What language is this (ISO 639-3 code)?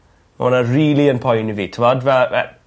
cym